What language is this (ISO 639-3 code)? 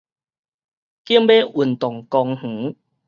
nan